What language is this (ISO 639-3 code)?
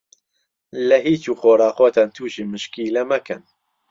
ckb